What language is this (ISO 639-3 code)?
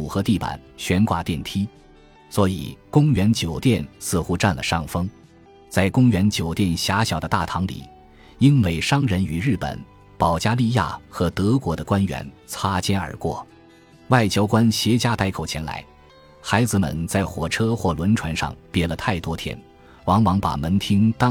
zho